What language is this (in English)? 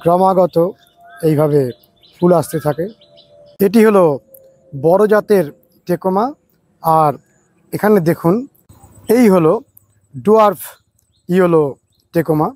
Bangla